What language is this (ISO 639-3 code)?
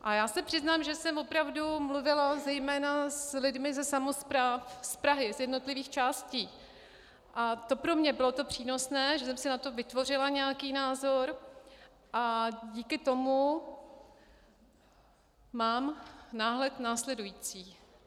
ces